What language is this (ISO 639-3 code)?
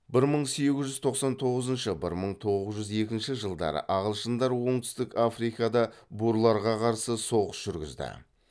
kaz